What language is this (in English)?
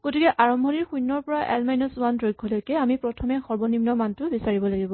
Assamese